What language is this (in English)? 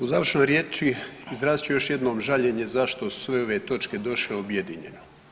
Croatian